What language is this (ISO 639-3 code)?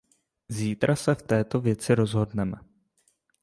ces